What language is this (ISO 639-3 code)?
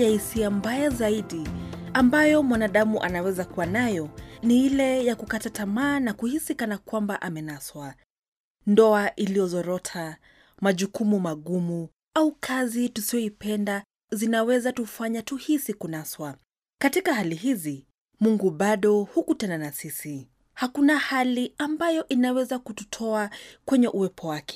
swa